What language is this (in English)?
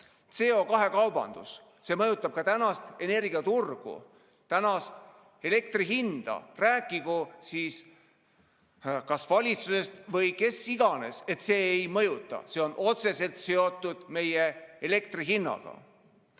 Estonian